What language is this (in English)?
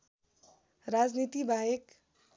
Nepali